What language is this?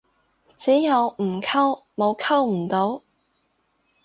Cantonese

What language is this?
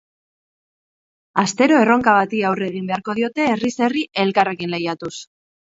Basque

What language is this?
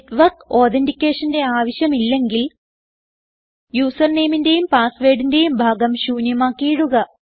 Malayalam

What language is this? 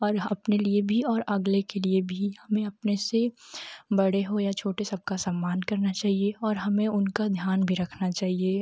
Hindi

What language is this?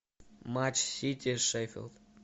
Russian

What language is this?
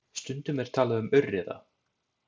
Icelandic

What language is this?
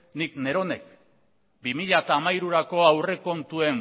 Basque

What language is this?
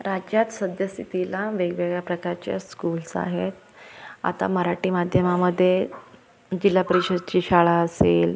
Marathi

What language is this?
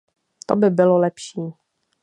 Czech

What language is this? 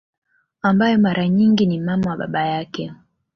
Swahili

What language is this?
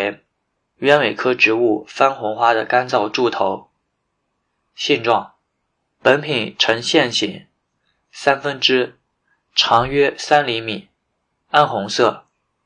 Chinese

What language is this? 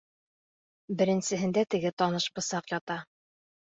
Bashkir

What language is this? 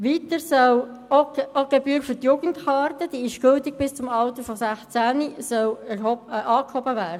Swiss German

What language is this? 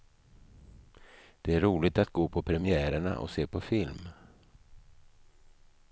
Swedish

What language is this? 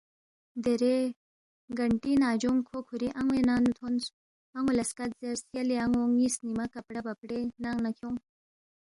Balti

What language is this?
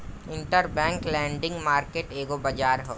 Bhojpuri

